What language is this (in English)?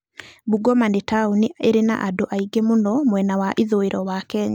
Kikuyu